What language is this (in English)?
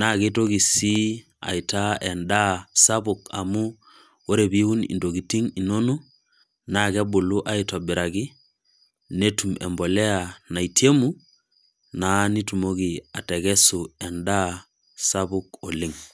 Masai